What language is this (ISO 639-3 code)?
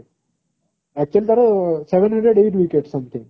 ori